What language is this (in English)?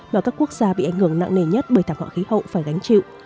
Vietnamese